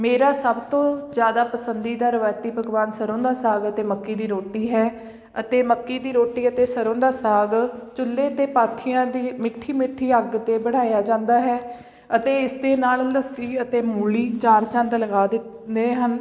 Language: Punjabi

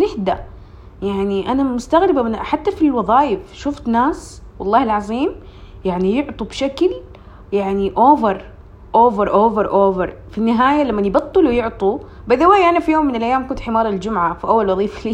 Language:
Arabic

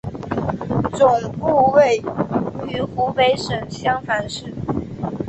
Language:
Chinese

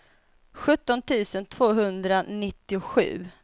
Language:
Swedish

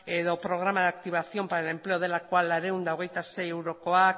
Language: Basque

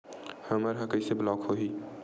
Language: Chhattisgarhi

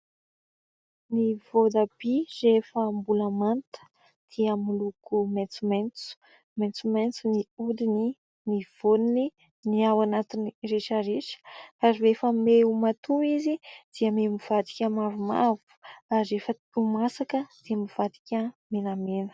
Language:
Malagasy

